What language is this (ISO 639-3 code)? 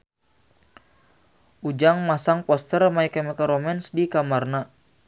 sun